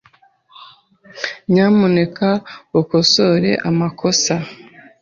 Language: Kinyarwanda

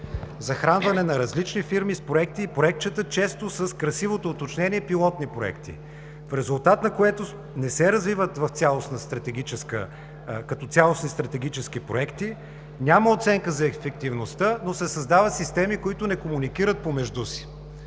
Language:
Bulgarian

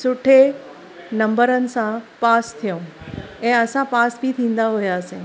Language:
Sindhi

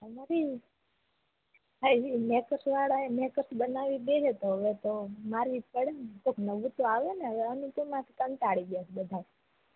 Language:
Gujarati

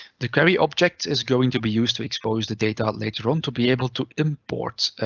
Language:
English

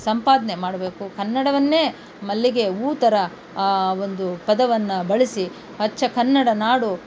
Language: Kannada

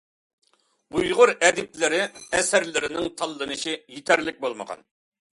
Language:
Uyghur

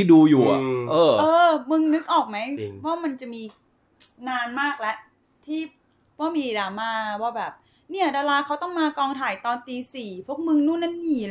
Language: Thai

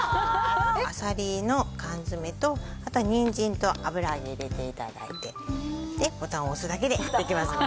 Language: Japanese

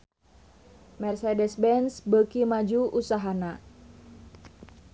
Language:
Sundanese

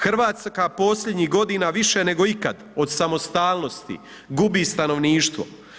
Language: Croatian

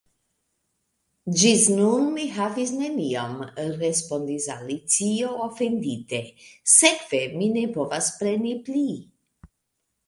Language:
Esperanto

